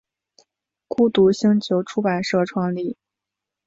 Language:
Chinese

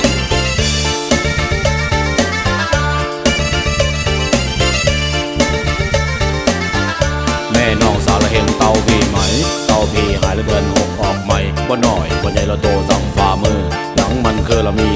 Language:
Thai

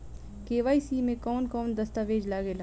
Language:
Bhojpuri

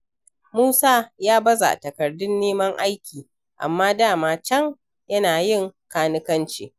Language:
Hausa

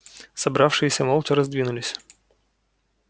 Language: Russian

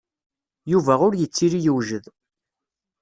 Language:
Kabyle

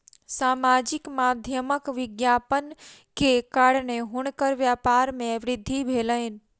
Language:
Maithili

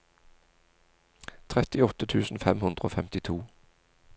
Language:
Norwegian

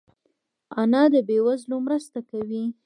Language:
Pashto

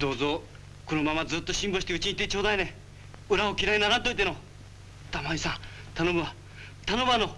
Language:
Japanese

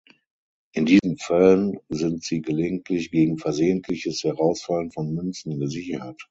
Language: German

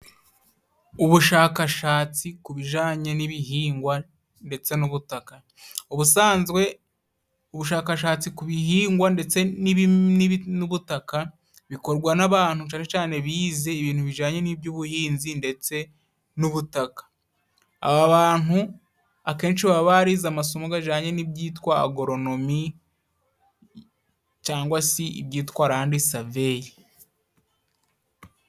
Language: Kinyarwanda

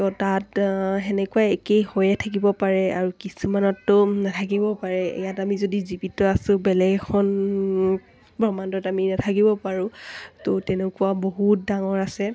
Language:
Assamese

